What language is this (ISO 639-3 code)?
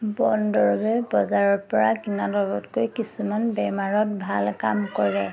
asm